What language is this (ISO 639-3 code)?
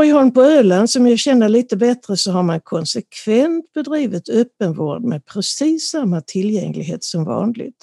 swe